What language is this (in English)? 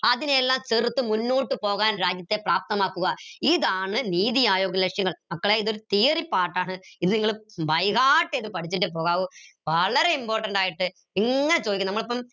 Malayalam